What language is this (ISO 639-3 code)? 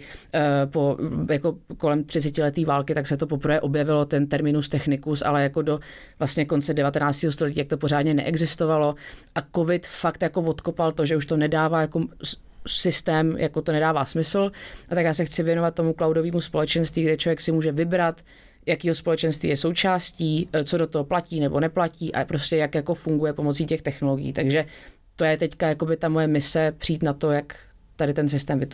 ces